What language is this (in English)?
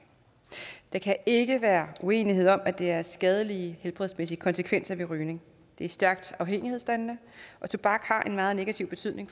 Danish